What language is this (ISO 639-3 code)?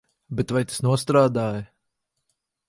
lav